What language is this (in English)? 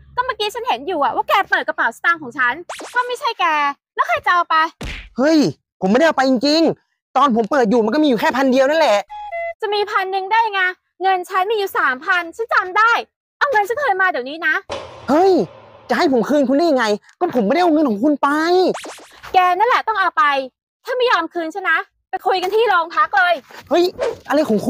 Thai